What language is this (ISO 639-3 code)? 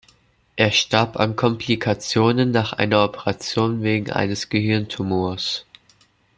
deu